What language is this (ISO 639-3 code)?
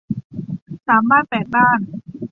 tha